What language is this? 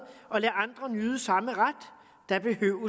Danish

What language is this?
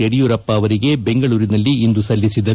Kannada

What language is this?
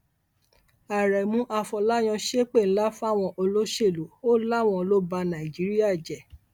Yoruba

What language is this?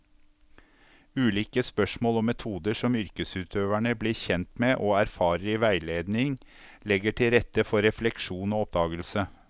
Norwegian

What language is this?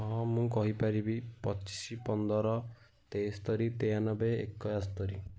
Odia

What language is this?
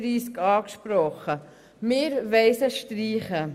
Swiss German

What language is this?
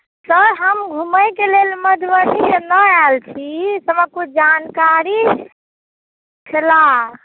Maithili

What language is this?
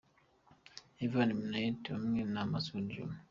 Kinyarwanda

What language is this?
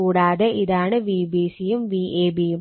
Malayalam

